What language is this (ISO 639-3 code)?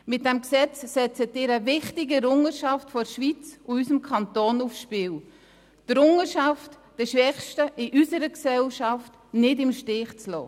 gsw